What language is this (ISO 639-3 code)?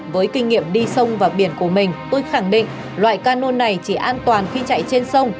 vie